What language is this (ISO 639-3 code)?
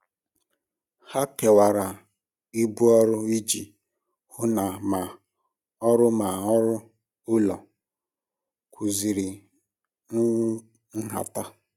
ibo